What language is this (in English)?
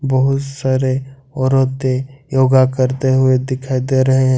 Hindi